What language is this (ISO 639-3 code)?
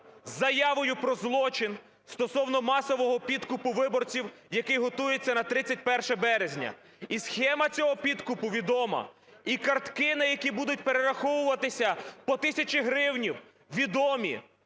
ukr